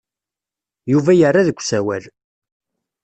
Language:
Kabyle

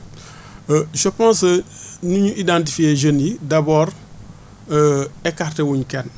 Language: Wolof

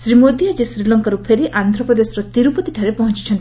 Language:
Odia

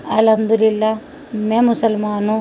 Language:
Urdu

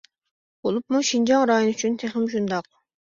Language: Uyghur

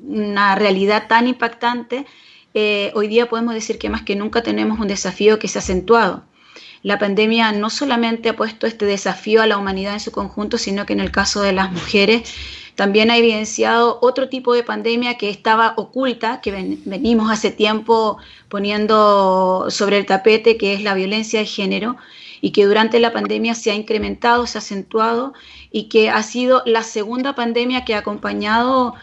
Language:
Spanish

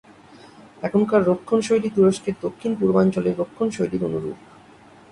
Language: Bangla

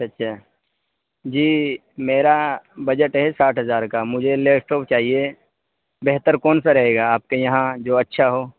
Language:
Urdu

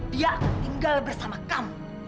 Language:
Indonesian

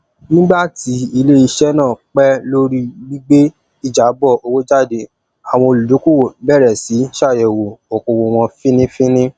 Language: Yoruba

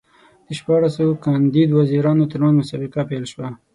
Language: Pashto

